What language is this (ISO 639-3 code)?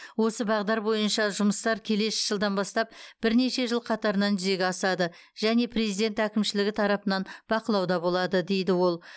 kaz